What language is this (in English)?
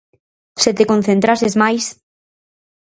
Galician